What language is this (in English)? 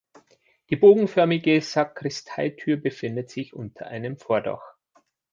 German